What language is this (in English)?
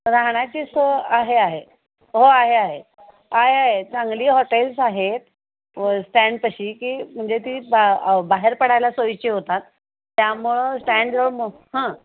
Marathi